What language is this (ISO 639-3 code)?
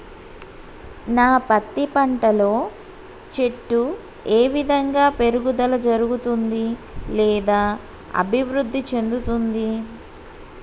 tel